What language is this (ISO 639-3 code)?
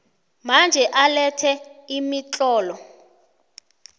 nbl